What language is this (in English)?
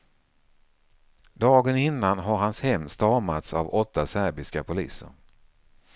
Swedish